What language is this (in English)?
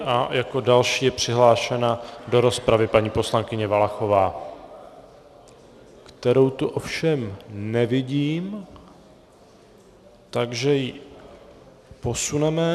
Czech